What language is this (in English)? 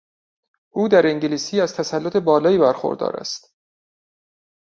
Persian